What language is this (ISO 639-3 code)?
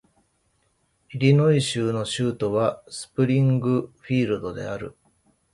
jpn